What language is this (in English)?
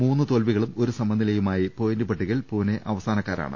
Malayalam